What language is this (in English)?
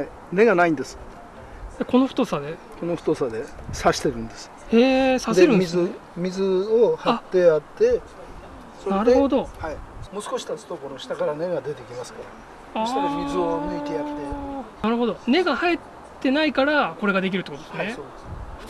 Japanese